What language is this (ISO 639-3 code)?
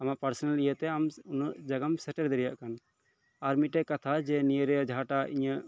sat